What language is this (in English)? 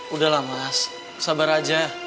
Indonesian